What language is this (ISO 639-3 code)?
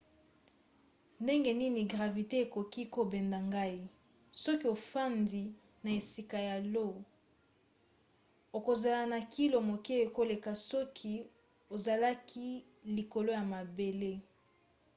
lin